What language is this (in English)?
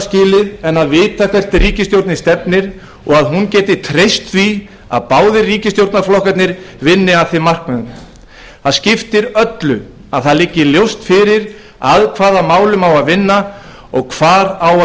Icelandic